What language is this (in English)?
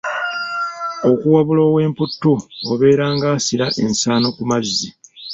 Ganda